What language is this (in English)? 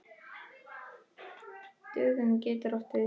Icelandic